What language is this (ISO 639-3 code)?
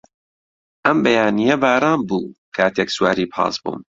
ckb